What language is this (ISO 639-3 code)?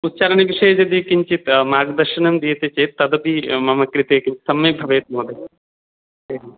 san